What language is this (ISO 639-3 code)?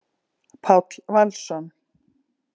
isl